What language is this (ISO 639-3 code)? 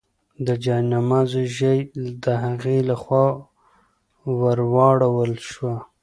pus